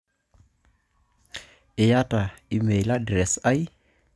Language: Masai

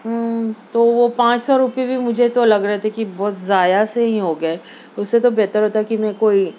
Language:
Urdu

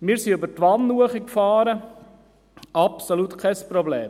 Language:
Swiss German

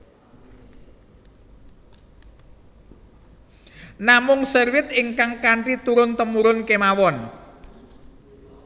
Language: Javanese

